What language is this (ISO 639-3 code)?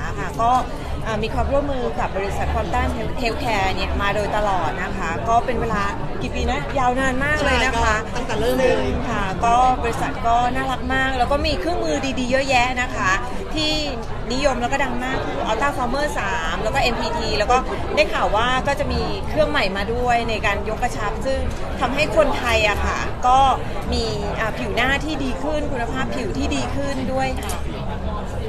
tha